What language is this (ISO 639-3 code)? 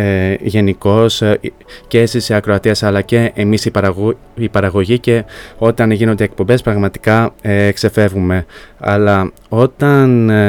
ell